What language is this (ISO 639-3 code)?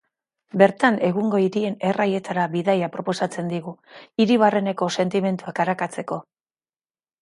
eus